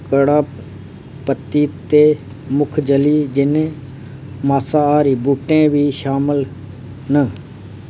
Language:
Dogri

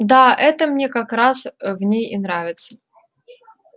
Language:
Russian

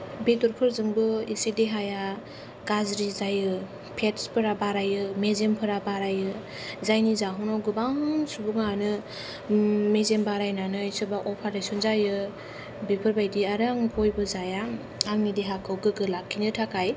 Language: Bodo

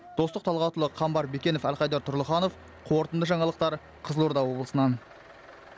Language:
Kazakh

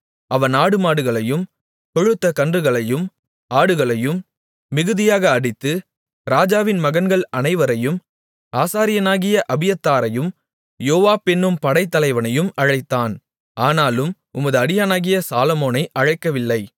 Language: Tamil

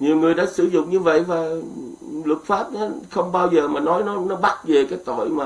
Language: Vietnamese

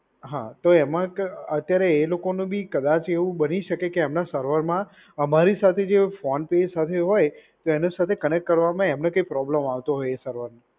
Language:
Gujarati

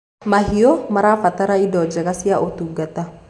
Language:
Kikuyu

